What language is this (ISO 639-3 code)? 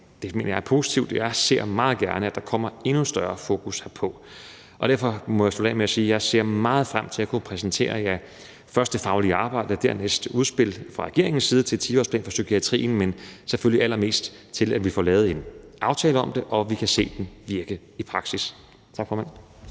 dan